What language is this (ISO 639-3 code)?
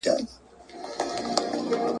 pus